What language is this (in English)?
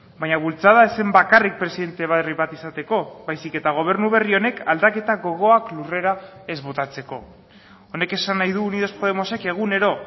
Basque